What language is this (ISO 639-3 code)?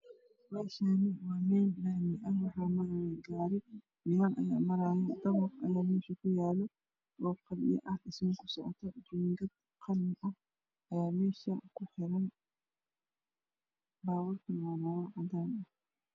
som